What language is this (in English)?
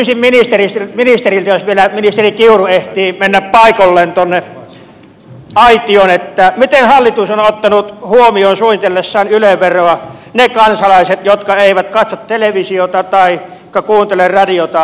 Finnish